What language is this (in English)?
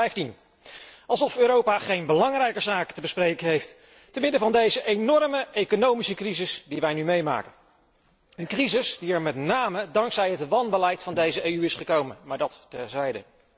Dutch